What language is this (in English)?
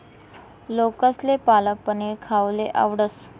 Marathi